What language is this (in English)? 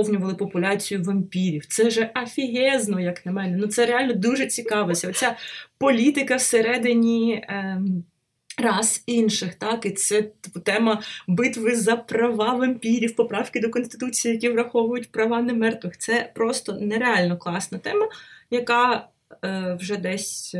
Ukrainian